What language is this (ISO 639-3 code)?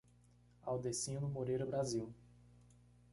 por